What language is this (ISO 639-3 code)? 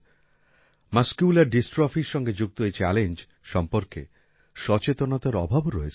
ben